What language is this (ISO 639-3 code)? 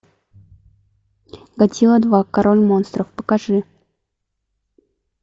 rus